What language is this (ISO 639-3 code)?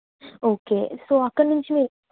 tel